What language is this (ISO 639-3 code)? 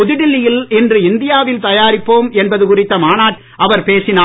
tam